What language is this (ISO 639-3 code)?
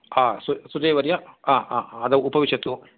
san